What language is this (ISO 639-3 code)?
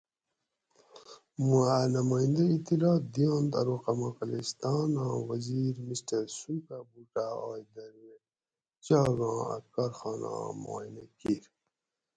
gwc